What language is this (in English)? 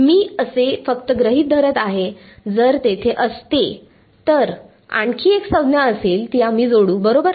Marathi